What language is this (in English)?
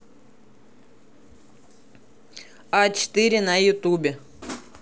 Russian